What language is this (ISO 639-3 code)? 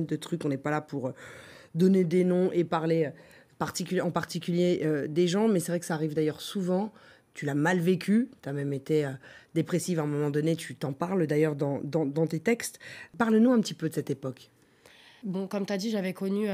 fra